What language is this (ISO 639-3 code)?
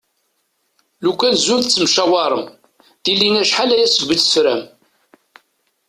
kab